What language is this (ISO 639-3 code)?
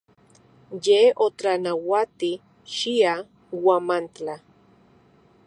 ncx